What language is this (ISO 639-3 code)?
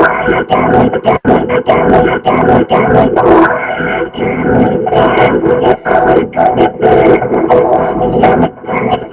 eng